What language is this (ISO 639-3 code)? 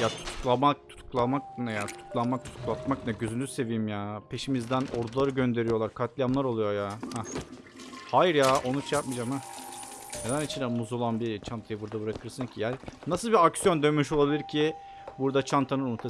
tur